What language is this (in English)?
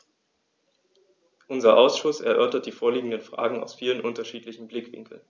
German